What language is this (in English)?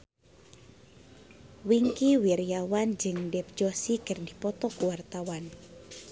Sundanese